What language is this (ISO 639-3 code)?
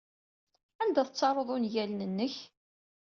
kab